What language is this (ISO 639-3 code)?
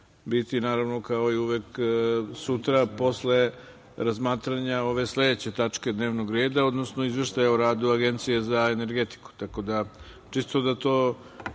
srp